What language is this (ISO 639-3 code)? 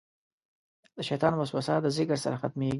pus